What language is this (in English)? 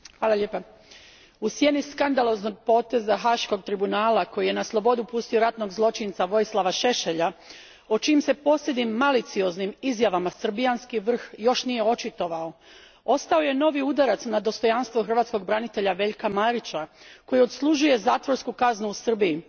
Croatian